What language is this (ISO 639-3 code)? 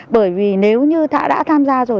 vie